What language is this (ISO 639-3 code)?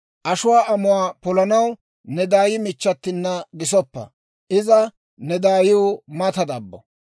dwr